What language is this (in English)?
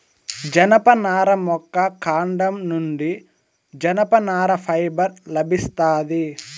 Telugu